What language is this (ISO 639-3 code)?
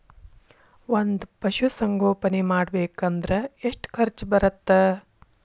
kan